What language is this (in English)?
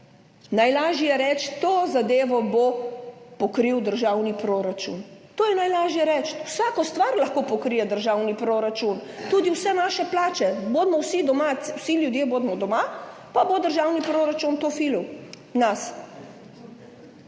Slovenian